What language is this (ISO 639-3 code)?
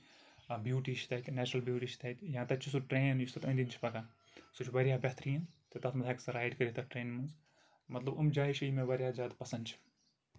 kas